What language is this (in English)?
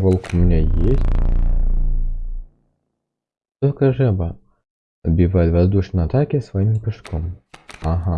Russian